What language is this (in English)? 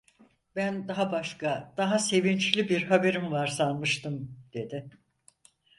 Turkish